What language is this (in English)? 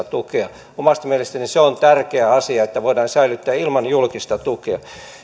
Finnish